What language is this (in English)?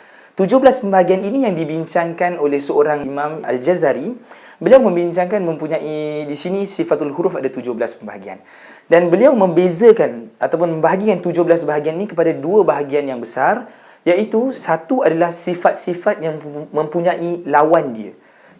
Malay